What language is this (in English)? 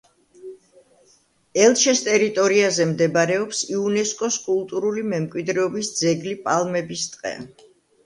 Georgian